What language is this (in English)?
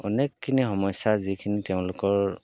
Assamese